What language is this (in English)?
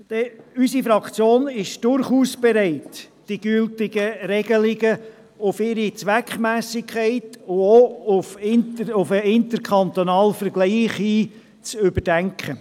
Swiss German